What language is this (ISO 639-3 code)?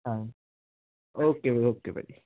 pan